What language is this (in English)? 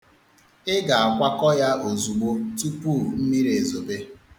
Igbo